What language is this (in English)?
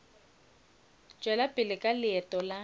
Northern Sotho